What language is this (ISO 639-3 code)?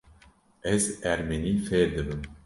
kur